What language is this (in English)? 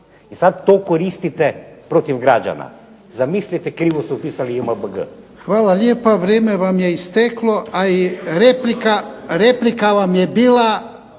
Croatian